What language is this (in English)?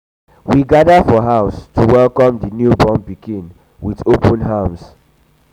Nigerian Pidgin